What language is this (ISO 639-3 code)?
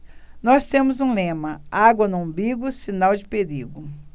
por